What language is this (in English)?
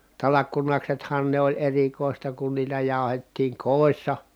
Finnish